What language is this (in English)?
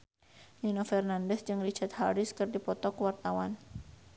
Sundanese